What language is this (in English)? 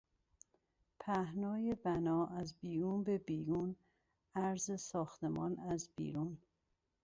Persian